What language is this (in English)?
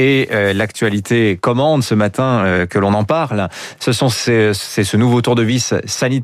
French